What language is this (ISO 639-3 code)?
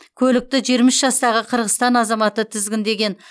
kaz